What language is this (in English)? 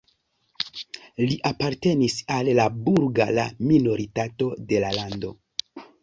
Esperanto